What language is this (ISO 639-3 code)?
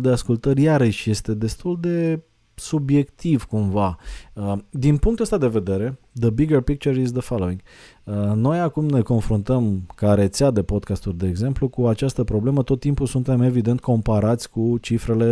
ron